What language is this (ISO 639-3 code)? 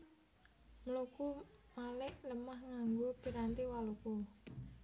jav